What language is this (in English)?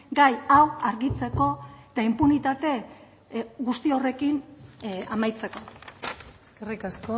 Basque